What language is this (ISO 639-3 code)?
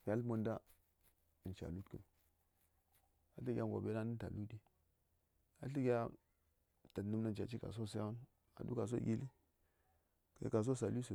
say